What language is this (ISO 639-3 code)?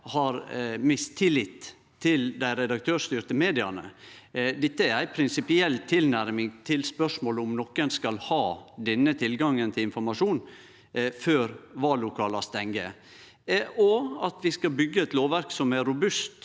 nor